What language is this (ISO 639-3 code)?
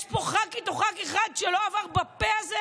heb